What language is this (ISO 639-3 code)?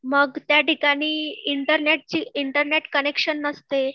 mar